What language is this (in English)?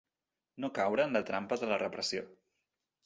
Catalan